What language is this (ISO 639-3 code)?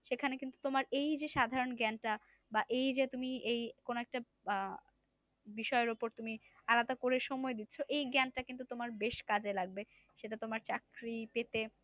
ben